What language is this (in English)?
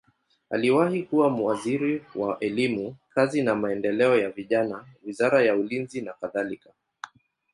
Swahili